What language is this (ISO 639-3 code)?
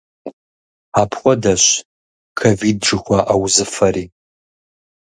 kbd